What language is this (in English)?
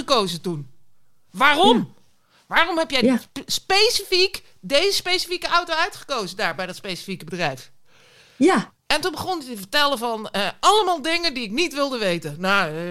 Dutch